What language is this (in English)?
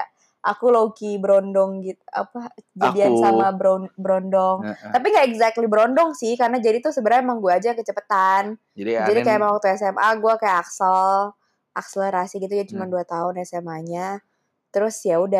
Indonesian